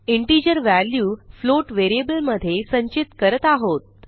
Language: Marathi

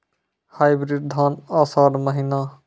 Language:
Maithili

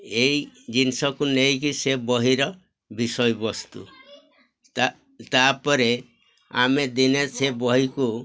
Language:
Odia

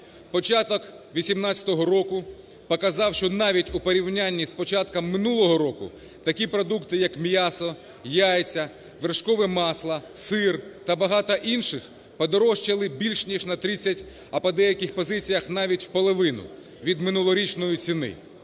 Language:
Ukrainian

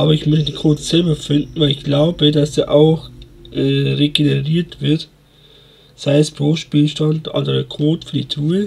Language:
German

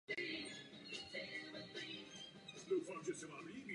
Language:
Czech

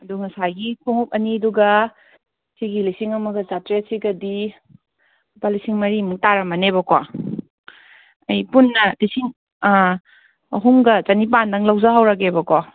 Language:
Manipuri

